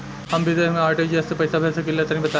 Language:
Bhojpuri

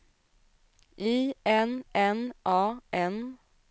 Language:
Swedish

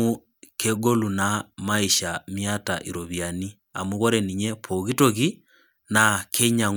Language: Masai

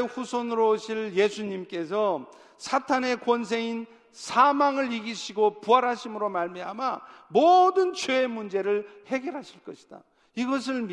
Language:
Korean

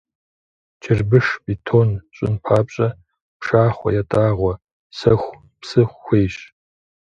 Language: Kabardian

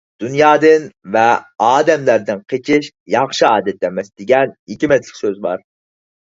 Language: Uyghur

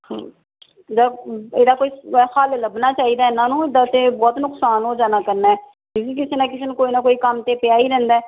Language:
Punjabi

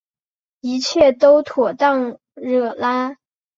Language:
Chinese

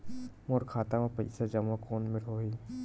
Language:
Chhattisgarhi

